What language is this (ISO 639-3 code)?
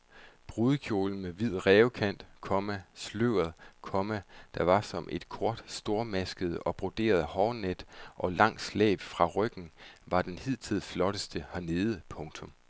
dan